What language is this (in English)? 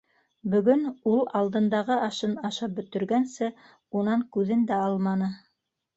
Bashkir